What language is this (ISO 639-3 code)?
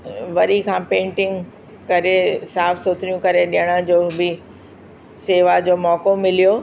snd